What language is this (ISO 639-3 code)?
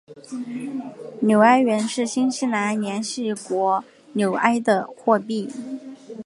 zho